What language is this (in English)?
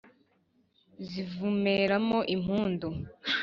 Kinyarwanda